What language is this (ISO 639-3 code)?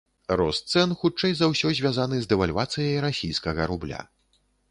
bel